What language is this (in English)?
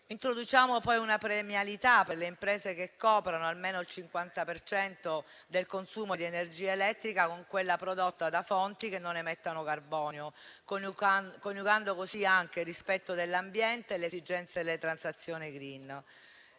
Italian